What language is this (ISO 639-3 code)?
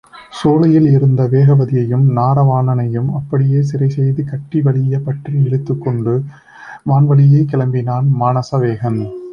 tam